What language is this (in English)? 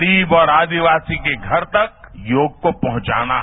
Hindi